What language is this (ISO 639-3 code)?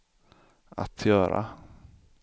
swe